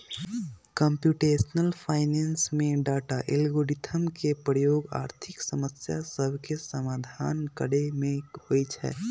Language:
Magahi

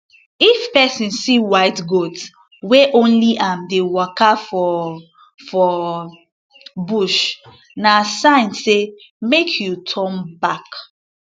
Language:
Nigerian Pidgin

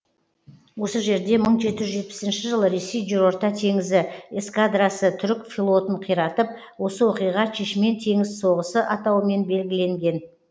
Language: Kazakh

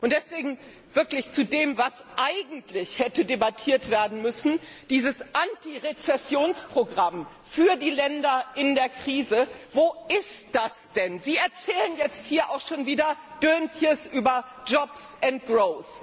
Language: German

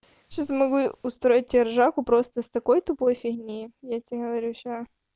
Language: Russian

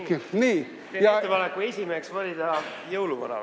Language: Estonian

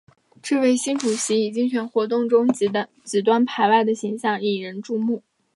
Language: Chinese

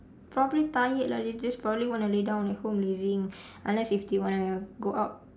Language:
English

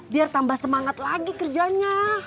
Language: Indonesian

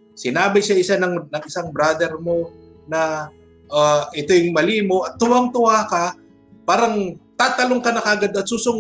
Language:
Filipino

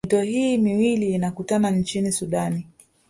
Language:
Swahili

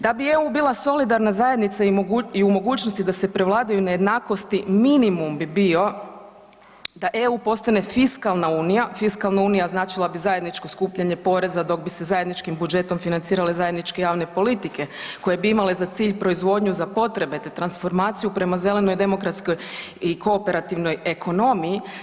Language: Croatian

